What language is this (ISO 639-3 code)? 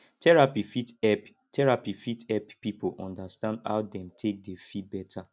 pcm